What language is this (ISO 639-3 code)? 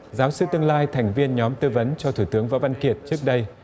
vie